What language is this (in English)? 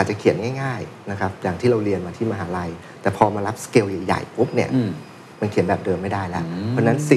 Thai